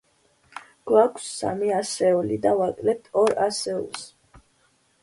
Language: Georgian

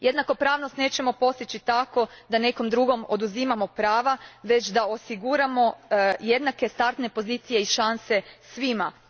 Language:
Croatian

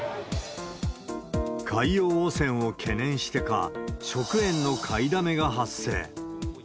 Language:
Japanese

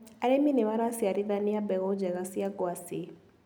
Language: Kikuyu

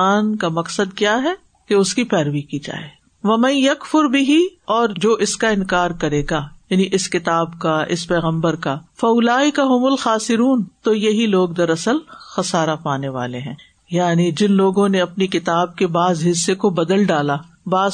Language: Urdu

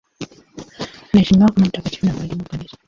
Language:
Swahili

